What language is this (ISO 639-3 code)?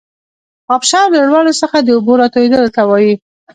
pus